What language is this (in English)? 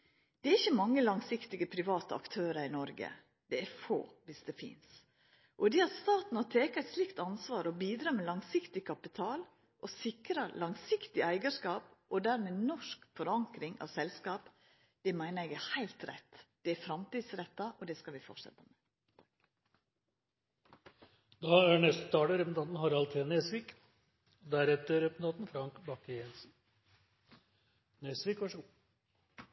Norwegian Nynorsk